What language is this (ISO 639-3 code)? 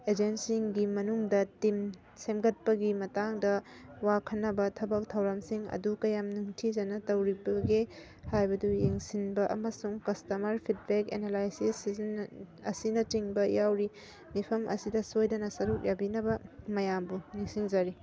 mni